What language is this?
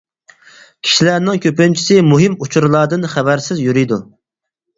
Uyghur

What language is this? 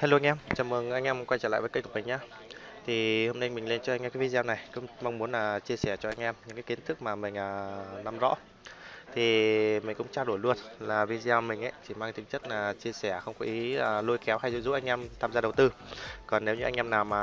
Vietnamese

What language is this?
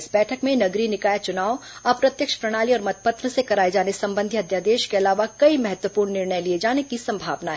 Hindi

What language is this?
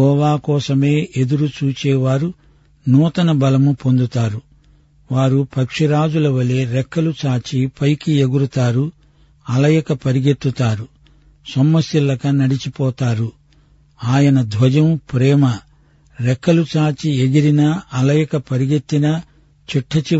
Telugu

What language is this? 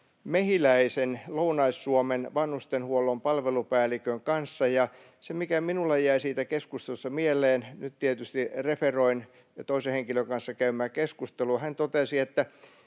Finnish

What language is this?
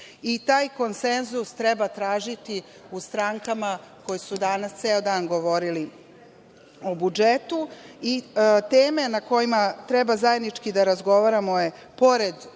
Serbian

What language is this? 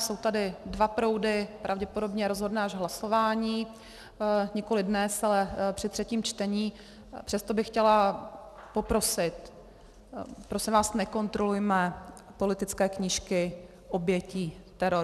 Czech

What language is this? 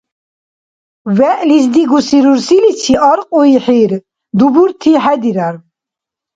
Dargwa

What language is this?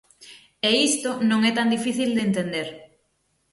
Galician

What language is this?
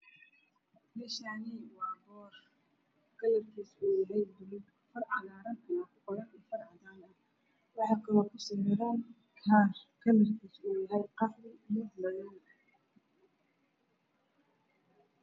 Somali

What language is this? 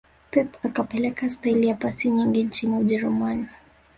Swahili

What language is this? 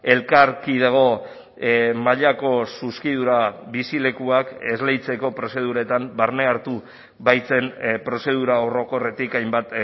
Basque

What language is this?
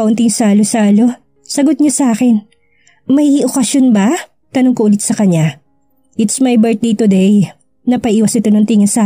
Filipino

